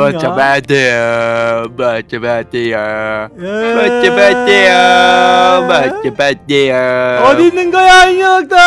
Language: Korean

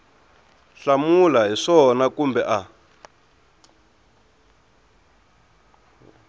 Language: Tsonga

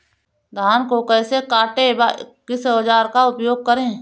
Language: Hindi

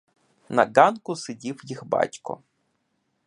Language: Ukrainian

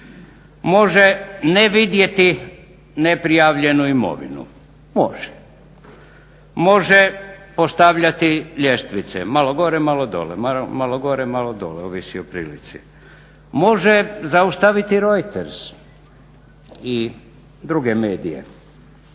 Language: Croatian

